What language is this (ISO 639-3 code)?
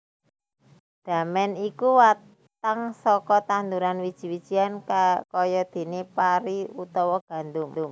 jav